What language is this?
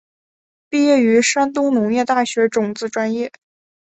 Chinese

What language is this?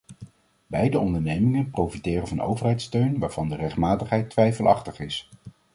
Dutch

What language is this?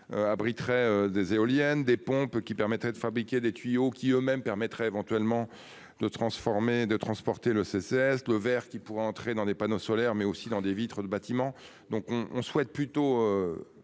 French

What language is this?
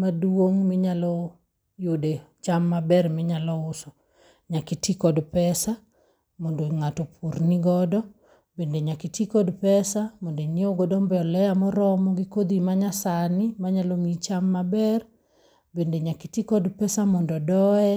Luo (Kenya and Tanzania)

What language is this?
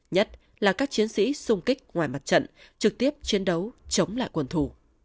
Vietnamese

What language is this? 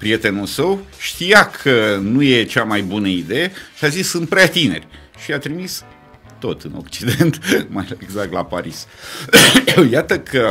Romanian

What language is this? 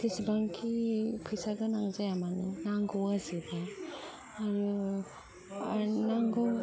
Bodo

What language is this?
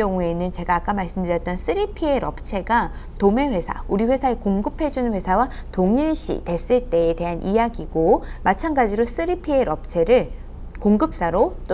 Korean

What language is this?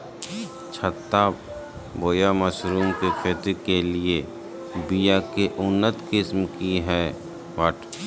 Magahi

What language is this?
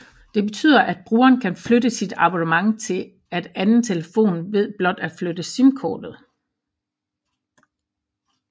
Danish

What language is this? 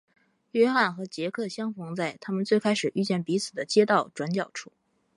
Chinese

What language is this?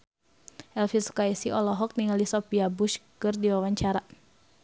Sundanese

